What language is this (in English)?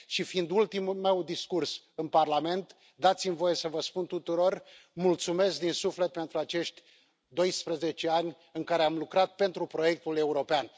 Romanian